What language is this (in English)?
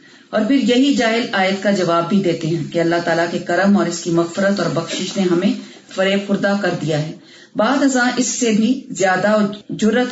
Urdu